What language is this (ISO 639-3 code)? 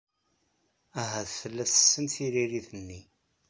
kab